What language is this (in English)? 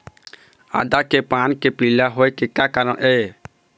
Chhattisgarhi